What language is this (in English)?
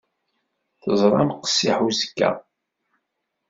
Kabyle